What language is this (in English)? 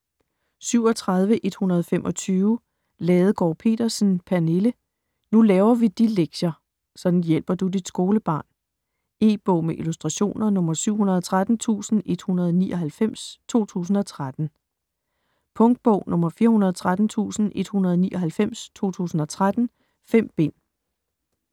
Danish